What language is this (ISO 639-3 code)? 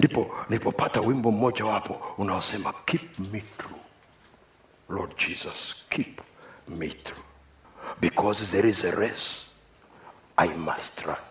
swa